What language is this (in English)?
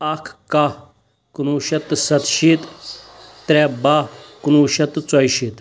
Kashmiri